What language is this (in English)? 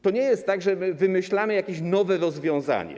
Polish